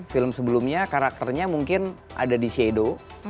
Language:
Indonesian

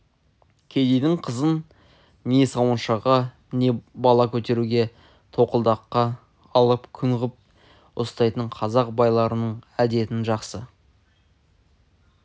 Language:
Kazakh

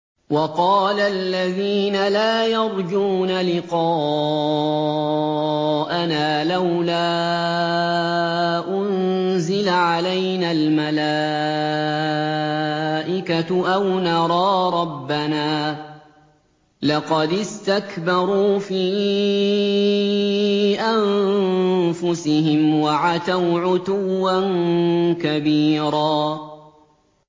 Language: Arabic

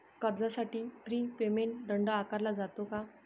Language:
Marathi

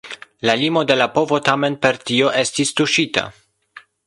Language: Esperanto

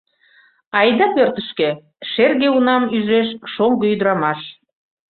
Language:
Mari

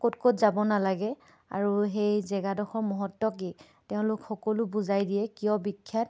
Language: Assamese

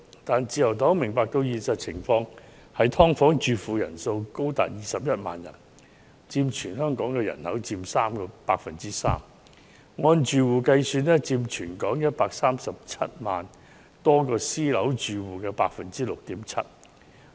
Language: Cantonese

